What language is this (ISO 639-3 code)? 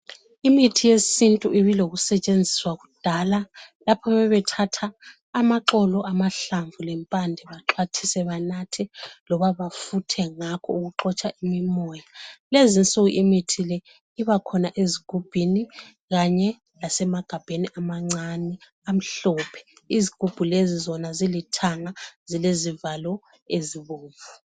nde